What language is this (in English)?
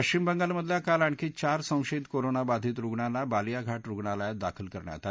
Marathi